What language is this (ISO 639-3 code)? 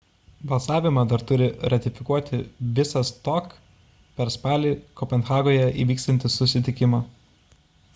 lit